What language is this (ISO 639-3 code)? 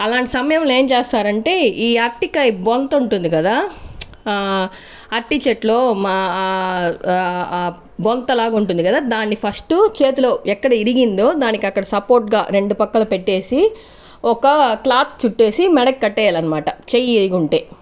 tel